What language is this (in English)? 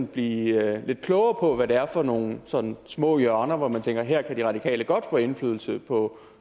Danish